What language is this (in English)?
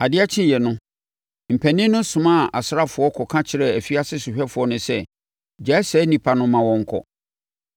Akan